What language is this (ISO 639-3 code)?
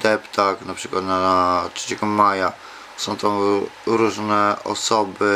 pol